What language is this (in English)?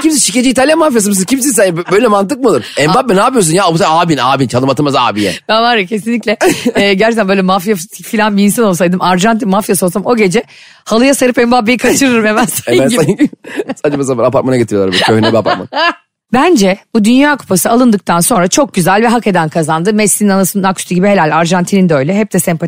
Turkish